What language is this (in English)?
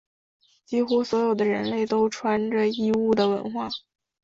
Chinese